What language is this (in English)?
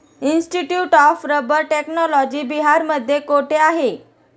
Marathi